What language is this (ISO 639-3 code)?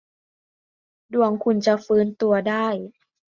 tha